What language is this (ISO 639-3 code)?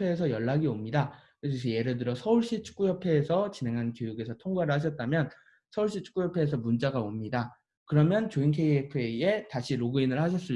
kor